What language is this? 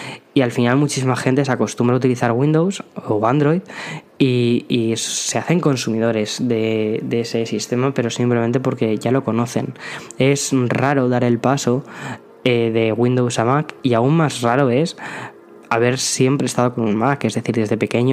Spanish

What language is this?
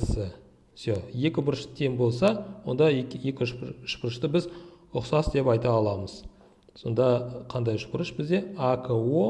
Turkish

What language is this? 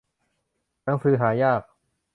Thai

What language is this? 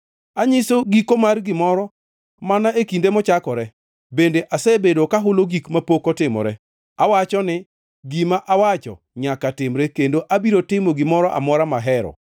Luo (Kenya and Tanzania)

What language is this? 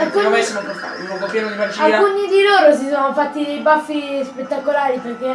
Italian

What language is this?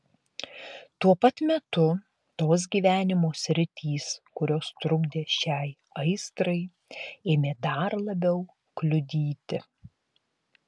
Lithuanian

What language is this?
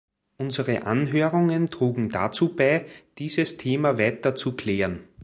German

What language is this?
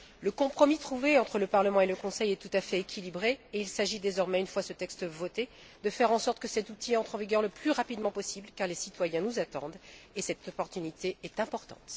French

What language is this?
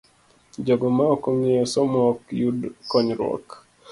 Luo (Kenya and Tanzania)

